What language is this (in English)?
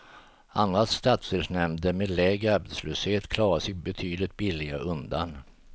Swedish